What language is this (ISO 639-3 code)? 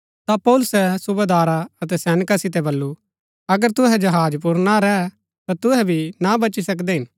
gbk